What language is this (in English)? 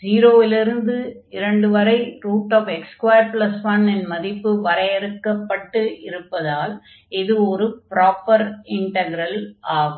Tamil